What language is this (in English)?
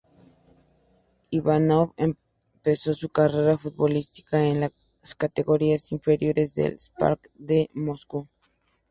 Spanish